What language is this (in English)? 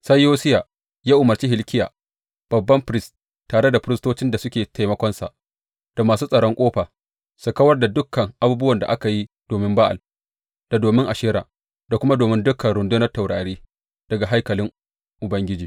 Hausa